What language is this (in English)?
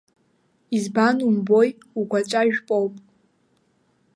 Abkhazian